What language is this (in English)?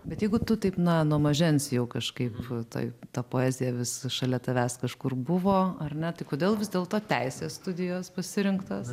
Lithuanian